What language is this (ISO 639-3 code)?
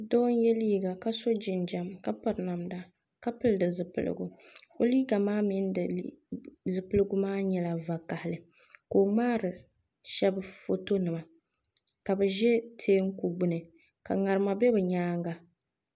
dag